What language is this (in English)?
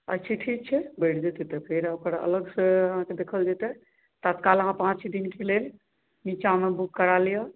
Maithili